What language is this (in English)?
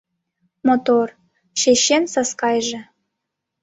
Mari